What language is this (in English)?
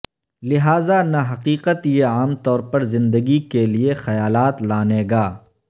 Urdu